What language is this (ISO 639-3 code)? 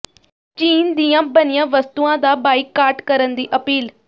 pan